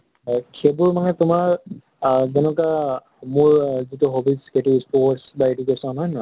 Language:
Assamese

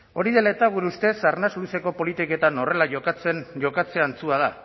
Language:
Basque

